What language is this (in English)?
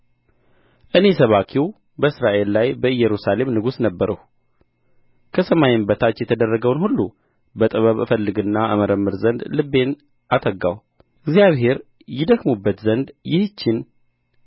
Amharic